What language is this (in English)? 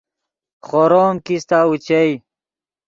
Yidgha